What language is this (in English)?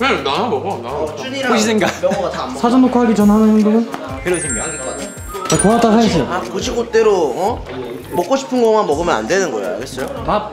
Korean